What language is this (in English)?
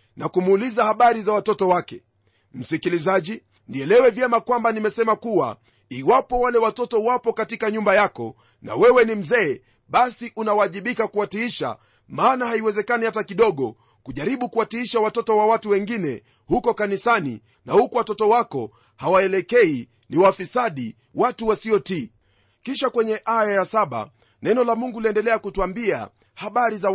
Swahili